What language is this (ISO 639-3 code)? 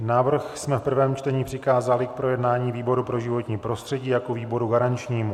ces